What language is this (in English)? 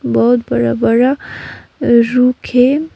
Hindi